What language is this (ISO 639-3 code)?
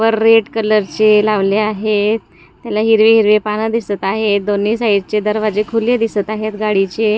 mar